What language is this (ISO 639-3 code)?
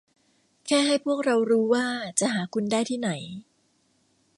tha